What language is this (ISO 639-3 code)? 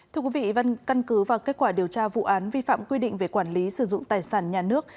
vie